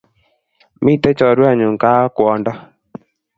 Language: Kalenjin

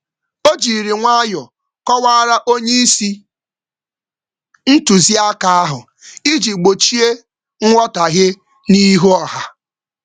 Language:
Igbo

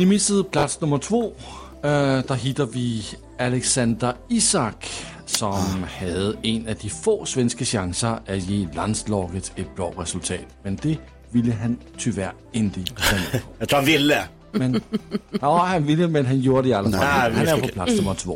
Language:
Swedish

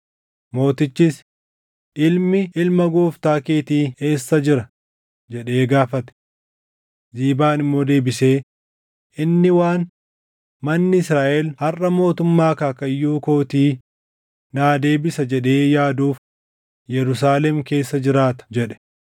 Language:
Oromo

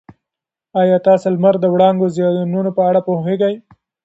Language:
Pashto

